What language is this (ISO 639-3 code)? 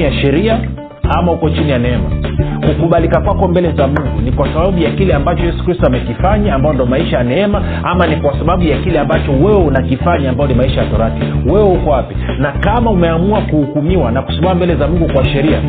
swa